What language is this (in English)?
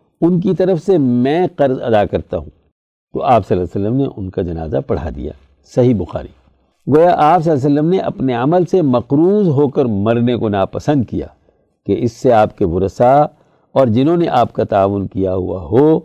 Urdu